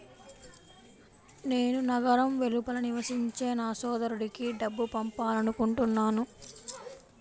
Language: Telugu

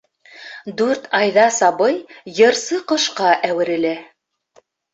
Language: Bashkir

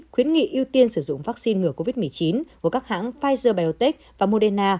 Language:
Vietnamese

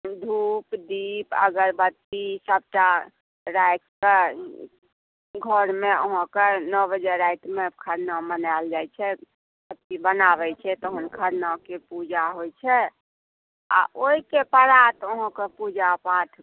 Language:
Maithili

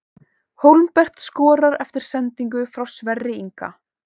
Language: Icelandic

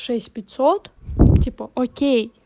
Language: Russian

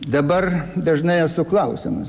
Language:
Lithuanian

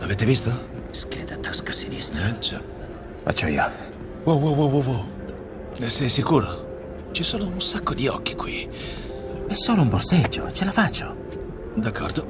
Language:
Italian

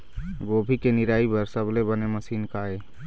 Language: Chhattisgarhi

